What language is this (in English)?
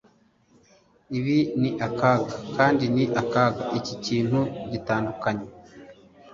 Kinyarwanda